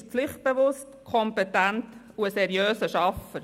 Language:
Swiss German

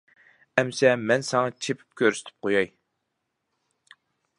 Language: Uyghur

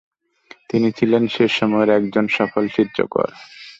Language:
Bangla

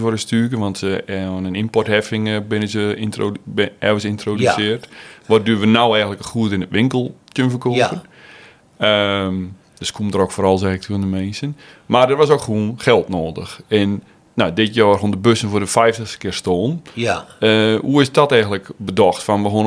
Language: Dutch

